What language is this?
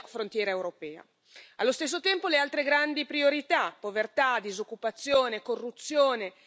Italian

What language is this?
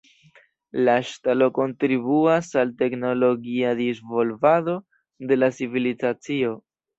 Esperanto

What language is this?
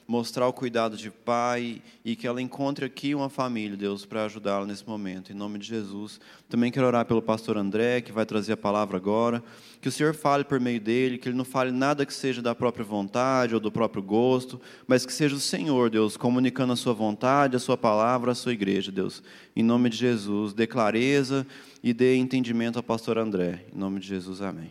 Portuguese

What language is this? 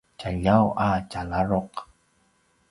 Paiwan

